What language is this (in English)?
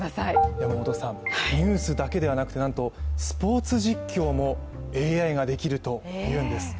Japanese